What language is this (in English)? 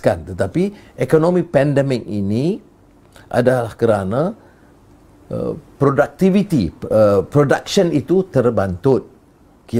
Malay